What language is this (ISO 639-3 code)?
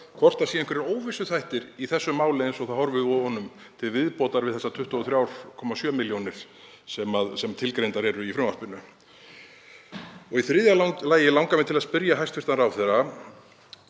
isl